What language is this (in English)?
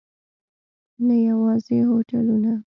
Pashto